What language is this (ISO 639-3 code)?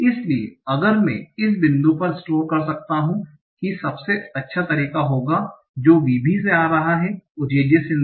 hin